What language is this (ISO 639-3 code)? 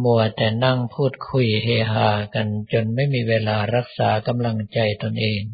tha